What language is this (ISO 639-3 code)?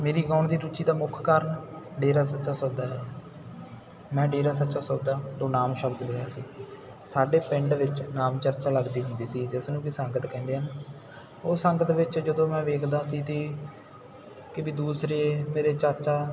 pan